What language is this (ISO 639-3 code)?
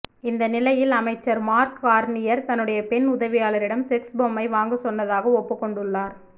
tam